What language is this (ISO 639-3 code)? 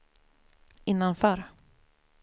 swe